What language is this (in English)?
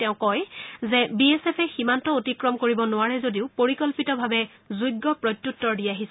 Assamese